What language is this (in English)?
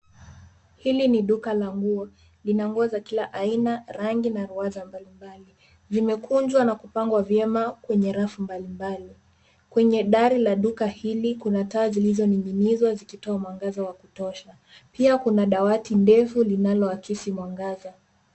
Swahili